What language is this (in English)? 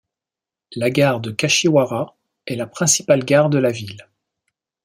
French